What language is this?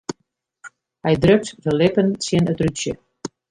Western Frisian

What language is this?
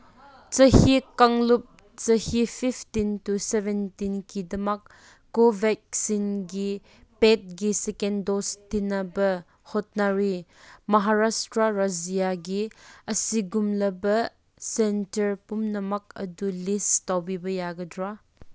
Manipuri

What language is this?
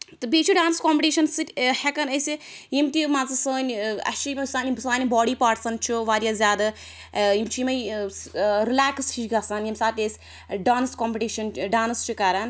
Kashmiri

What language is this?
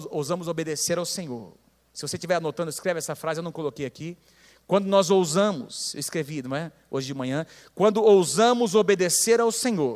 Portuguese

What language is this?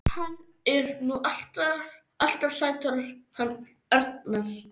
Icelandic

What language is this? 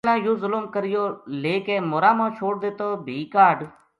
Gujari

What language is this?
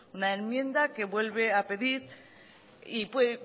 Spanish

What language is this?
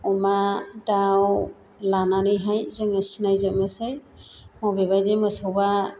Bodo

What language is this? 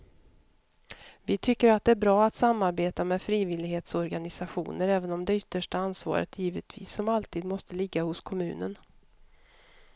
Swedish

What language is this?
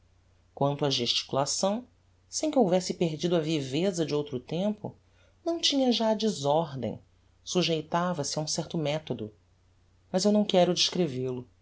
Portuguese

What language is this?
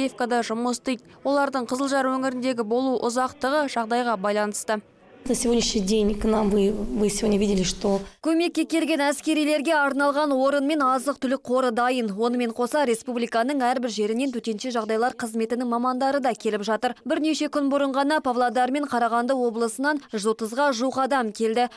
Turkish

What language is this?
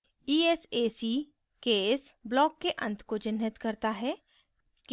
Hindi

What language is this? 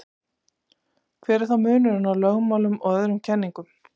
Icelandic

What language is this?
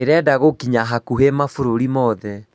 Kikuyu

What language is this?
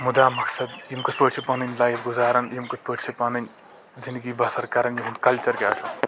Kashmiri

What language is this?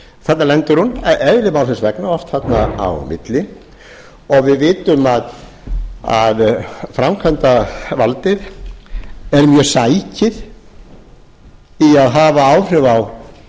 Icelandic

